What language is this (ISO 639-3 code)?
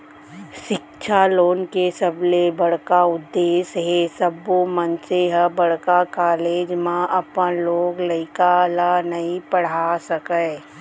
hne